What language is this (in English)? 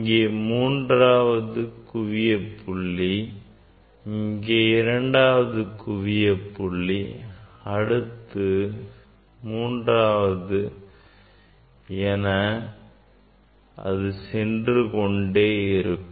Tamil